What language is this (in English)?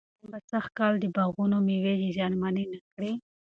Pashto